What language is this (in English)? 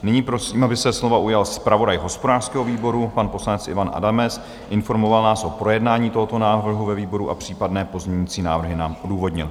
Czech